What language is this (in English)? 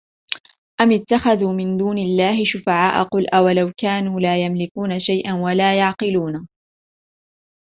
Arabic